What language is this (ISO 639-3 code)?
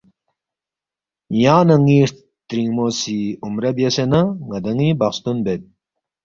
bft